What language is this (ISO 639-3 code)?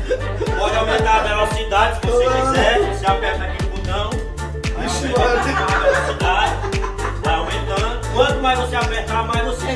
por